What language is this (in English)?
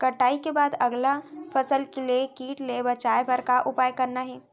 Chhattisgarhi